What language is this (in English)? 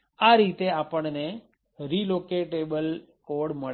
Gujarati